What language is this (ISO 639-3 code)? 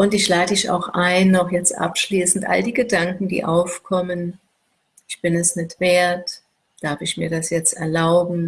deu